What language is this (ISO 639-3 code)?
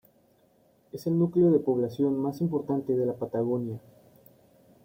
spa